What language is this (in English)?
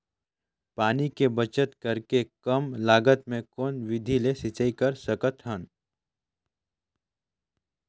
Chhattisgarhi